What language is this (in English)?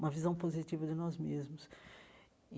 Portuguese